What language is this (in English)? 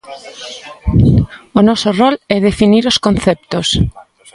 Galician